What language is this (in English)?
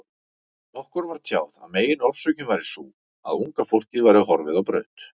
Icelandic